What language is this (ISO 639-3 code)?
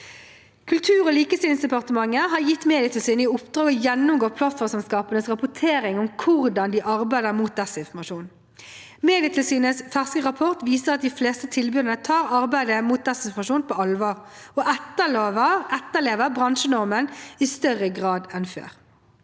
nor